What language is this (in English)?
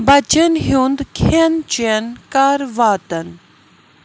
Kashmiri